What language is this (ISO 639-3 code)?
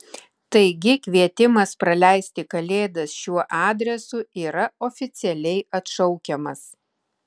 lit